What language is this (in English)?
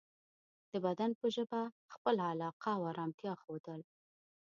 Pashto